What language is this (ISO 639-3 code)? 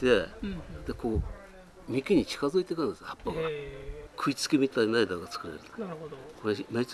jpn